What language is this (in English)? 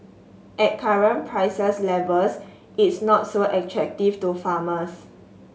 English